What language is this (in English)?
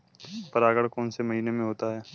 Hindi